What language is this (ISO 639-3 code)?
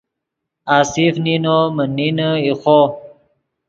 ydg